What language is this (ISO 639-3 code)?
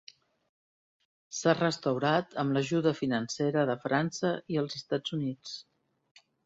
cat